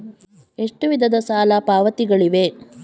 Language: Kannada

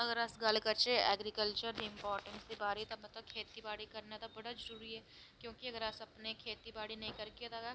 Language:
Dogri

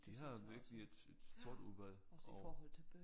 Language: Danish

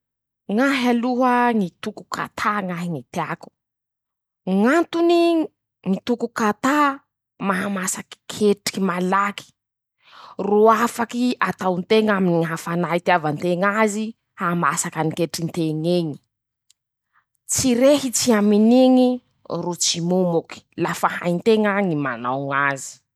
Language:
Masikoro Malagasy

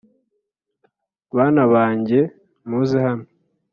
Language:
Kinyarwanda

